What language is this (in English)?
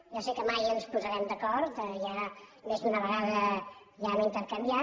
Catalan